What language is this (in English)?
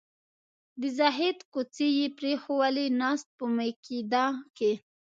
Pashto